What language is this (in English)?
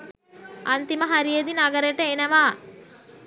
Sinhala